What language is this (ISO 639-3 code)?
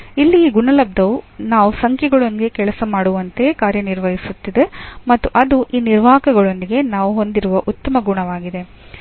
kan